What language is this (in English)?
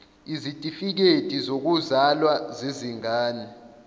Zulu